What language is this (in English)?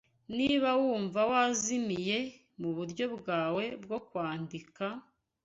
Kinyarwanda